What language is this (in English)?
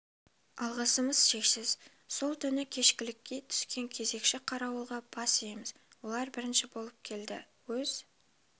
Kazakh